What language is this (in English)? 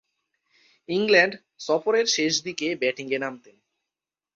Bangla